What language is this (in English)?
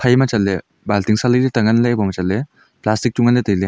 Wancho Naga